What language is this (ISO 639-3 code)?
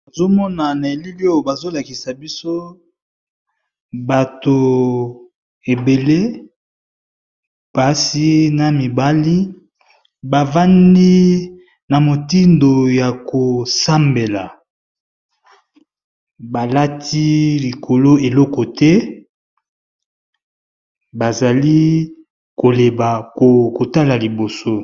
lin